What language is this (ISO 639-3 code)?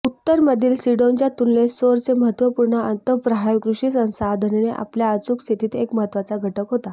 mar